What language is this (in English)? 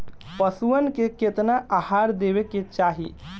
Bhojpuri